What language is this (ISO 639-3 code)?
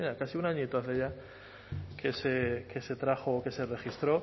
spa